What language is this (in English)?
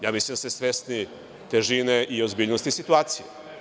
Serbian